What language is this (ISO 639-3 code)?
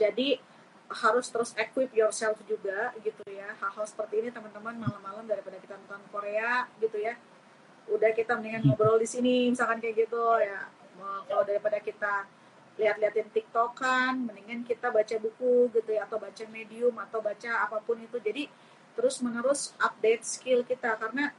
ind